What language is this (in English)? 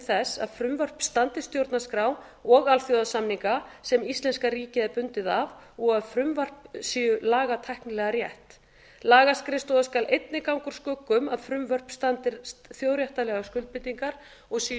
Icelandic